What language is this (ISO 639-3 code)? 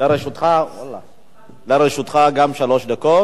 heb